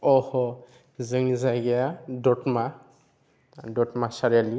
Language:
Bodo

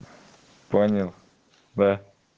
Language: Russian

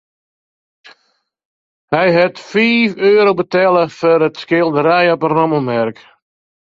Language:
Western Frisian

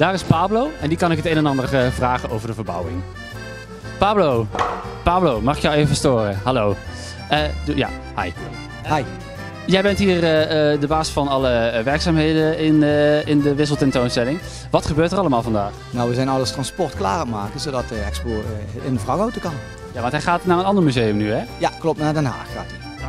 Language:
Dutch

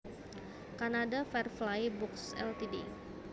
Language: Javanese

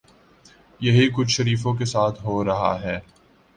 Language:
Urdu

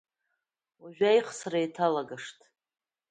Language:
Abkhazian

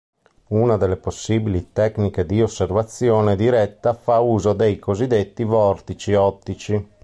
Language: Italian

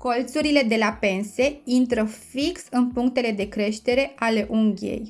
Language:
Romanian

